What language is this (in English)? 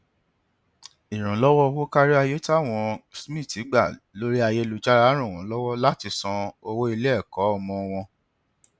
Yoruba